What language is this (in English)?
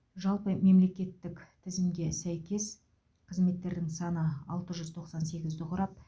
Kazakh